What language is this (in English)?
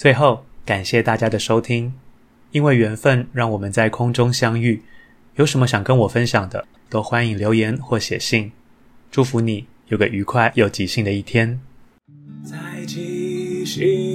Chinese